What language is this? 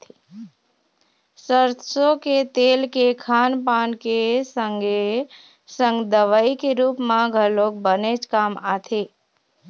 Chhattisgarhi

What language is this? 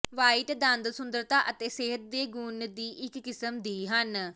Punjabi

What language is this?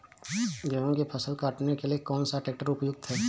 Hindi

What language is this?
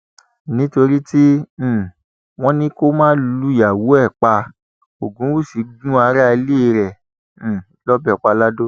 Yoruba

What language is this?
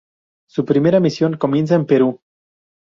Spanish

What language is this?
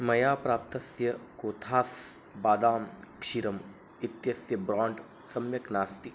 Sanskrit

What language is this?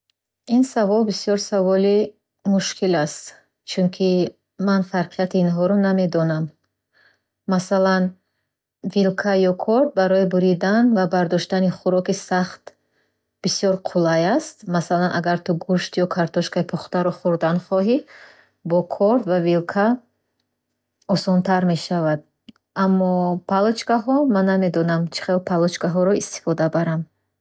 Bukharic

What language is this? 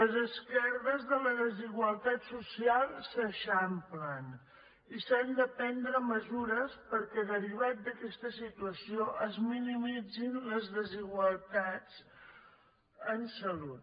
Catalan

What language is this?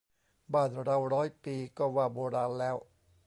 Thai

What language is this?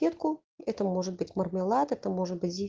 Russian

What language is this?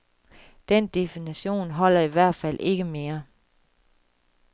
Danish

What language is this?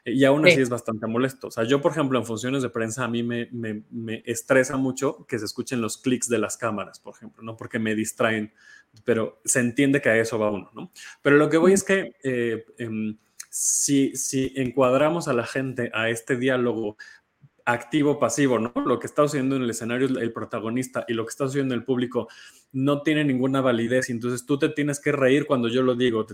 Spanish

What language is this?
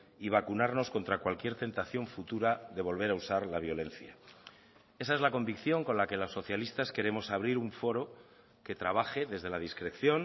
Spanish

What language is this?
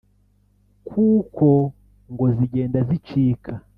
Kinyarwanda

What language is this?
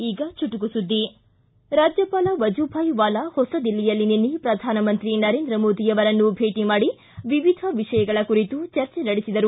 Kannada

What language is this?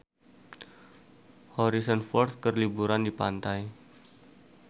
Sundanese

